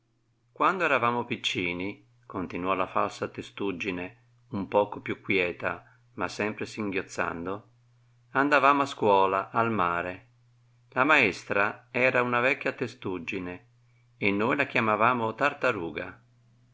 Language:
Italian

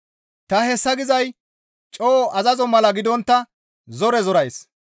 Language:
Gamo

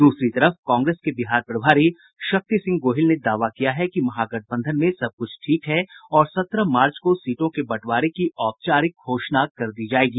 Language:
Hindi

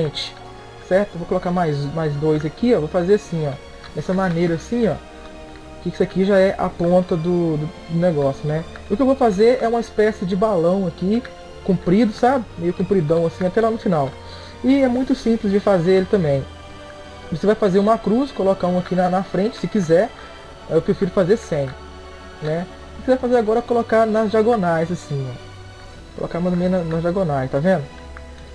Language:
Portuguese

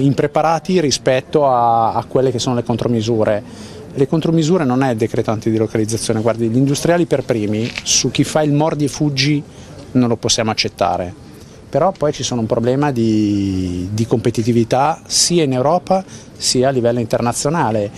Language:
Italian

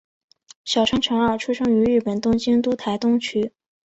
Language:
Chinese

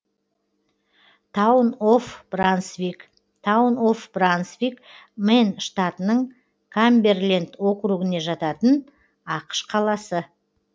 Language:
Kazakh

